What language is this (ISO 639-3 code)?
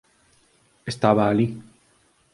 glg